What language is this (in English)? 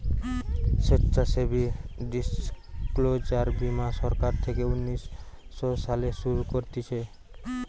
Bangla